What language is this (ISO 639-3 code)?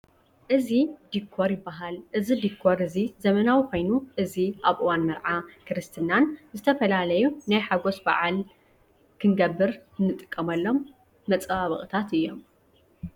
tir